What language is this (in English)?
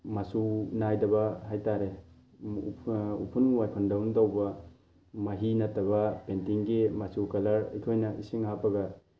Manipuri